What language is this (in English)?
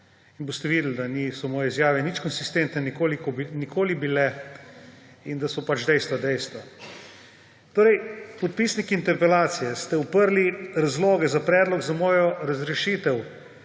Slovenian